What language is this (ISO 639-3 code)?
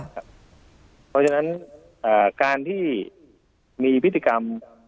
tha